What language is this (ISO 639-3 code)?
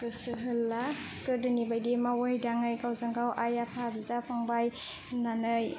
brx